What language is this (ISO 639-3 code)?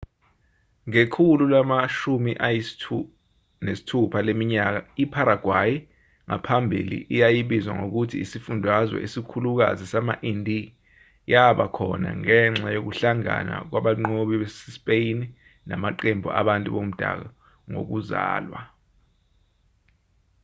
zul